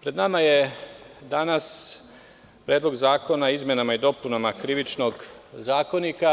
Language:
Serbian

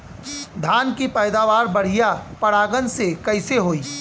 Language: Bhojpuri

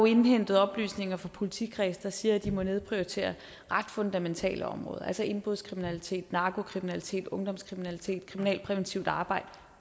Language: Danish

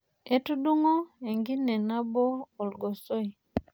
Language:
Masai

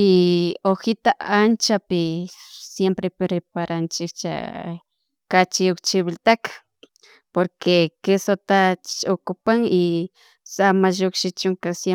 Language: Chimborazo Highland Quichua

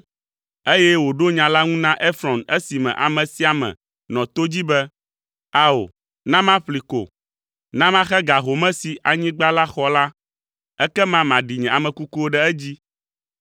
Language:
Ewe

